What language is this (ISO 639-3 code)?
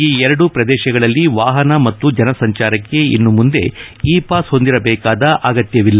kan